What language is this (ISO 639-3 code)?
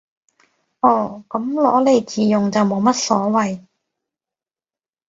yue